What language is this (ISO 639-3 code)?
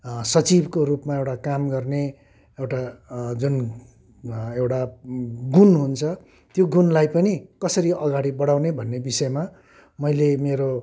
nep